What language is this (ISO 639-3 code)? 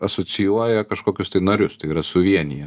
lit